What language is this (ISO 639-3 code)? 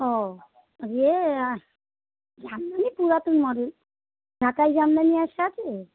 ben